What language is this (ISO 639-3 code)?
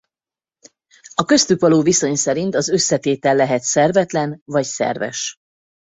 hun